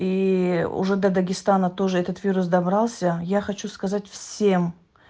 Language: Russian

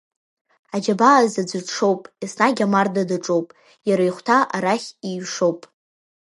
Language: Abkhazian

